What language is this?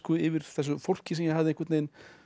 Icelandic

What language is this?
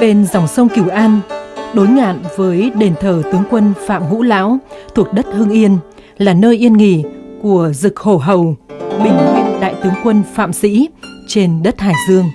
Vietnamese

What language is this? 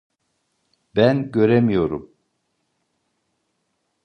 Turkish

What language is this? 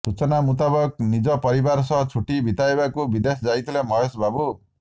Odia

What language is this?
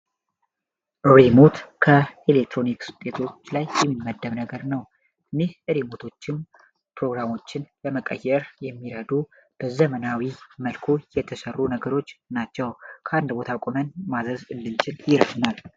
Amharic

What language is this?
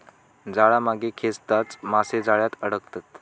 Marathi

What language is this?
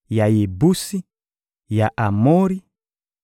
Lingala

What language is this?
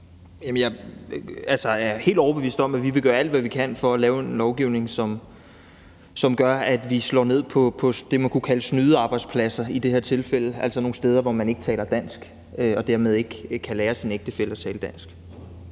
Danish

